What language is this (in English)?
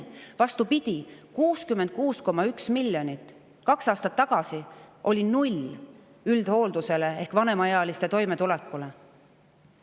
Estonian